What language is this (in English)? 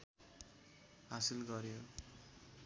Nepali